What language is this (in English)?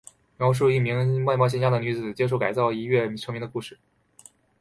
Chinese